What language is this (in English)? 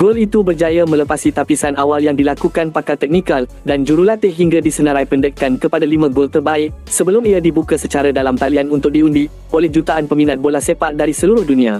Malay